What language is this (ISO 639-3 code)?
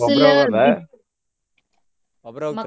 kan